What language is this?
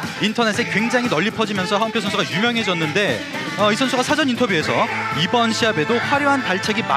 Korean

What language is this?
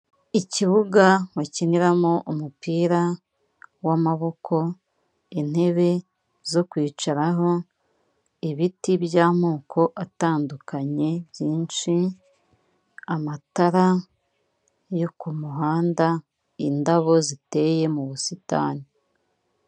Kinyarwanda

